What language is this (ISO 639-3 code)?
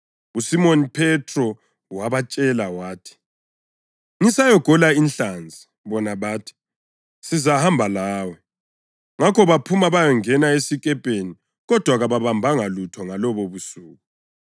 nde